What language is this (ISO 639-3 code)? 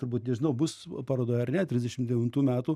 lit